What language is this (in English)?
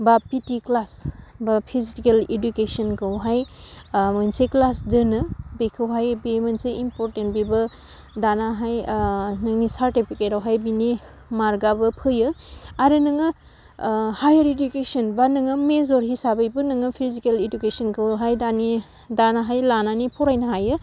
Bodo